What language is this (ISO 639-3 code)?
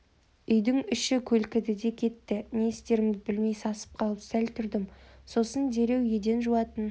kaz